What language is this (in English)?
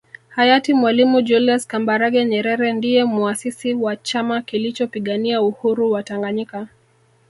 Swahili